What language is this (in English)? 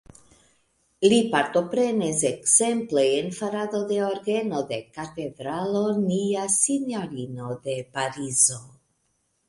Esperanto